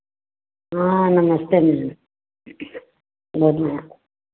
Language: Hindi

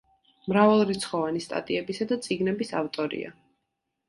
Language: Georgian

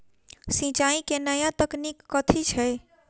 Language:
Maithili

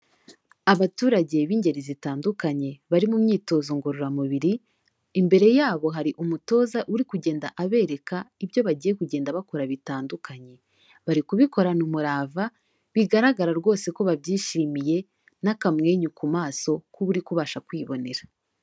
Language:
Kinyarwanda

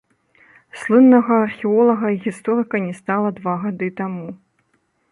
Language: Belarusian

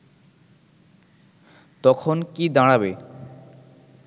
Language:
Bangla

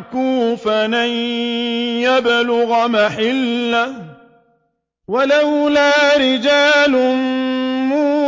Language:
Arabic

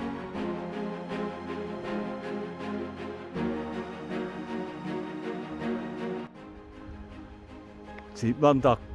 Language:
German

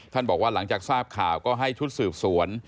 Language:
Thai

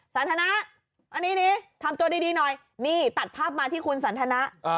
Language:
Thai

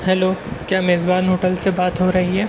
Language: Urdu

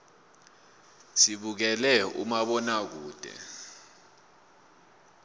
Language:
South Ndebele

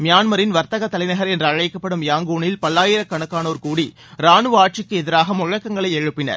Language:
Tamil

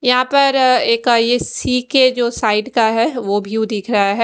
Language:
Hindi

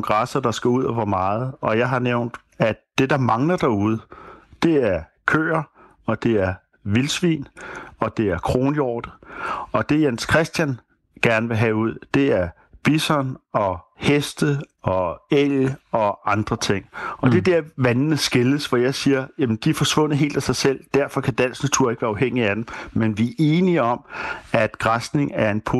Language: Danish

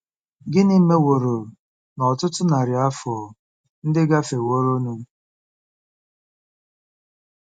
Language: Igbo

